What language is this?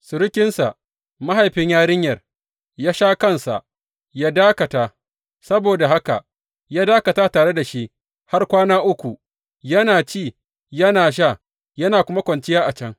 Hausa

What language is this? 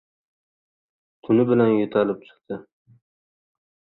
Uzbek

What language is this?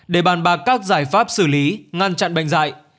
Vietnamese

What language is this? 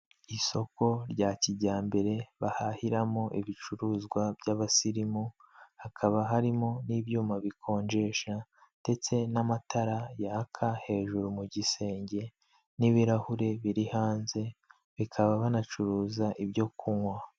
Kinyarwanda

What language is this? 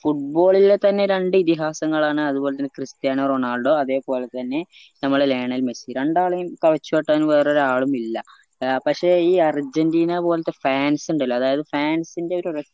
Malayalam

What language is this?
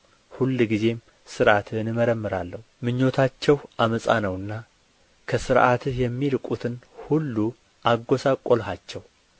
Amharic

